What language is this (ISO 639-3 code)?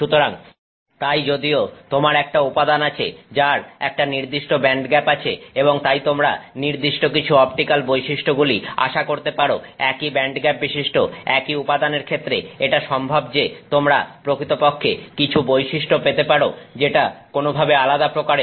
ben